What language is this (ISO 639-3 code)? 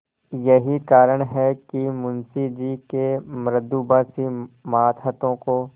hin